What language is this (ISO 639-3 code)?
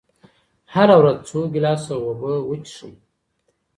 pus